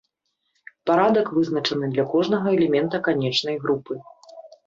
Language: Belarusian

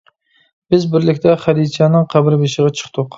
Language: Uyghur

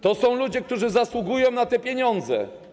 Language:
Polish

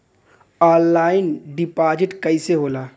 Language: Bhojpuri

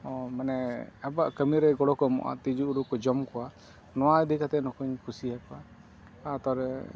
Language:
Santali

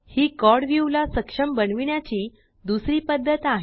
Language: Marathi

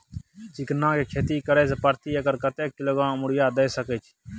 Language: Maithili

